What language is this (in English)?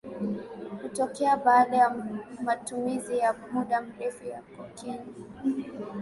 Swahili